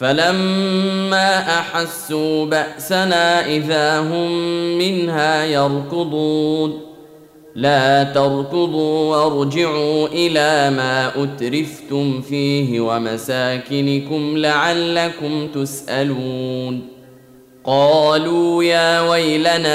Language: Arabic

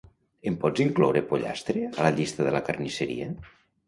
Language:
Catalan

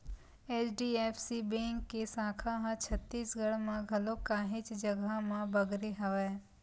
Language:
Chhattisgarhi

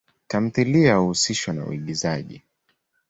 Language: Swahili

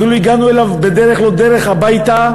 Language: Hebrew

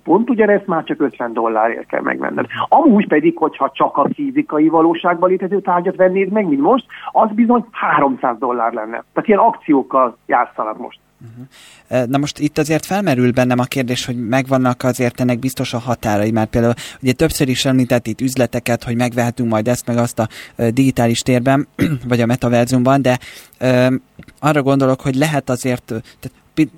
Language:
Hungarian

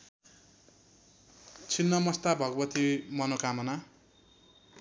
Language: Nepali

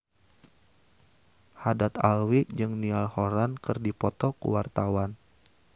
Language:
Sundanese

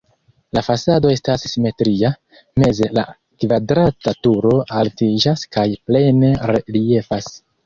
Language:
Esperanto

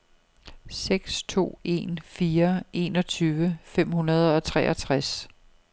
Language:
Danish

